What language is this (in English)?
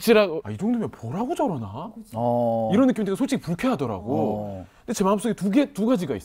Korean